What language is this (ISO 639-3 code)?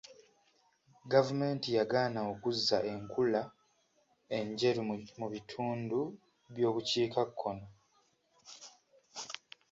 lug